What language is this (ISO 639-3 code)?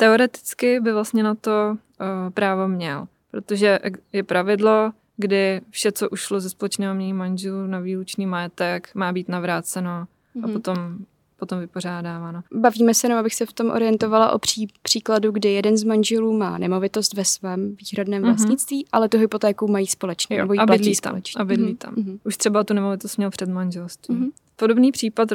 ces